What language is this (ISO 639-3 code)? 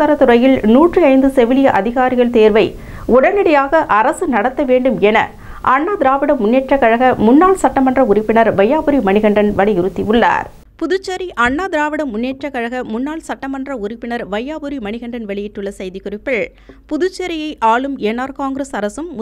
tam